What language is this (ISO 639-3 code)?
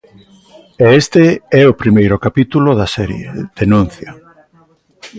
glg